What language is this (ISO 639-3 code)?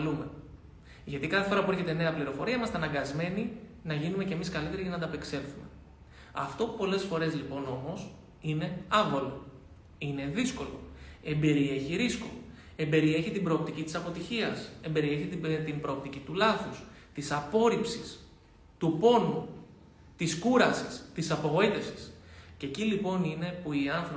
ell